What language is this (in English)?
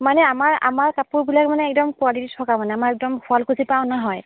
Assamese